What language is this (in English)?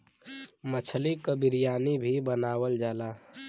Bhojpuri